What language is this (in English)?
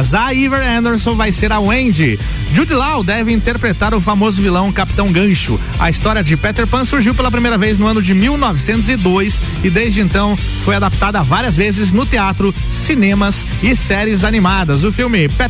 Portuguese